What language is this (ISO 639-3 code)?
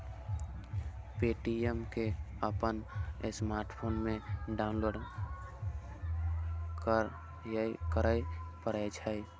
mai